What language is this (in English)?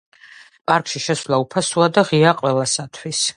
Georgian